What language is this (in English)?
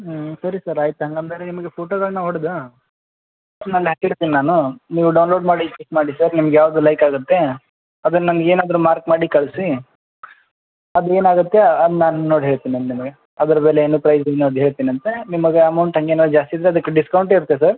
Kannada